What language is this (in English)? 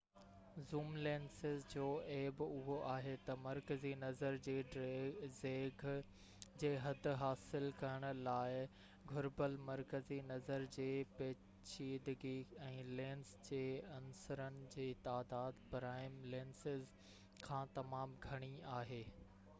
Sindhi